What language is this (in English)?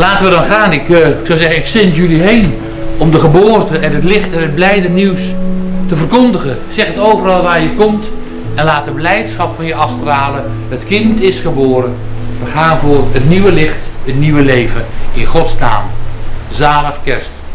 Dutch